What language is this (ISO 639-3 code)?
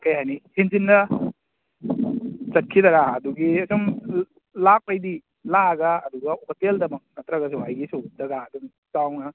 mni